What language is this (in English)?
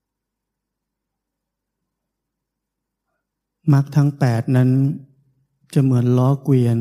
Thai